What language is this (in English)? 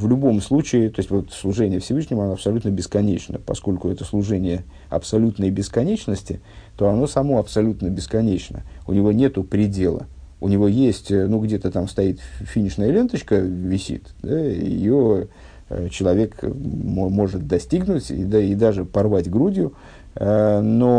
Russian